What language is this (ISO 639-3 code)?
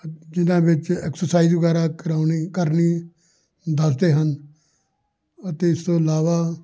pan